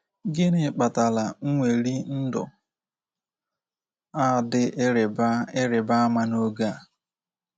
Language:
Igbo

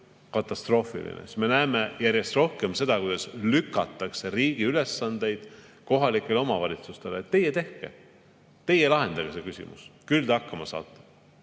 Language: Estonian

